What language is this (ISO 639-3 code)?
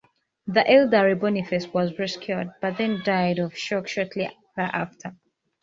eng